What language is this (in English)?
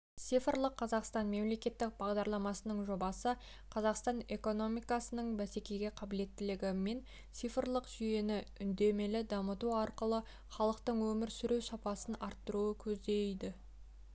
Kazakh